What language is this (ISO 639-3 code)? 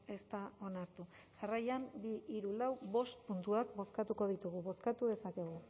eus